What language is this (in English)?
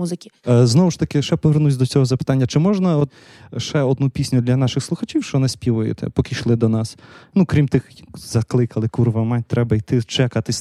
Ukrainian